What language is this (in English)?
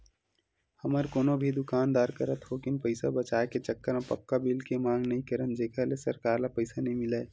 Chhattisgarhi